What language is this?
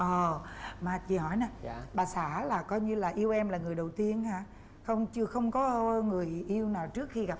Vietnamese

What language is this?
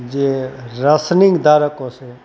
Gujarati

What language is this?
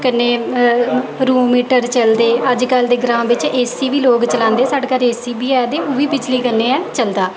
Dogri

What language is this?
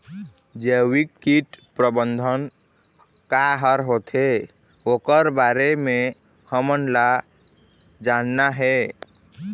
Chhattisgarhi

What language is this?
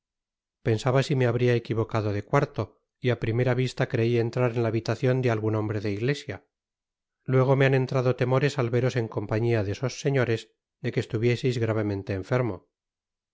Spanish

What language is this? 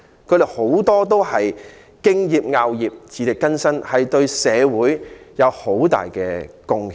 Cantonese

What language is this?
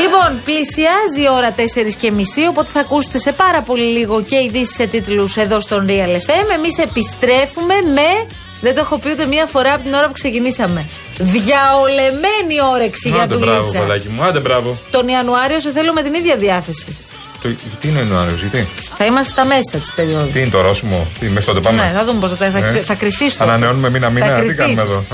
Greek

